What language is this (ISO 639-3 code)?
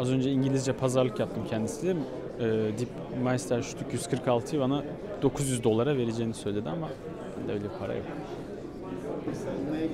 tur